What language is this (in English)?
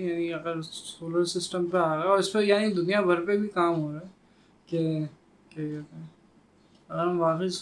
Urdu